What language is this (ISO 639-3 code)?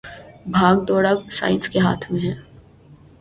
urd